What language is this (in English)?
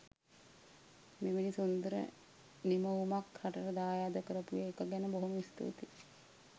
Sinhala